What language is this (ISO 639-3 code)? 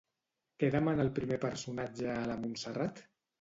cat